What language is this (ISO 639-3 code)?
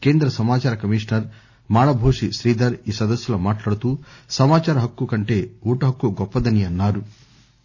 tel